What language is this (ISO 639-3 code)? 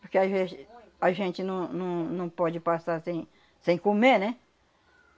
por